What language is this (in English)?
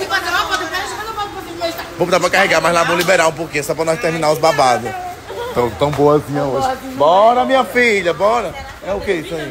Portuguese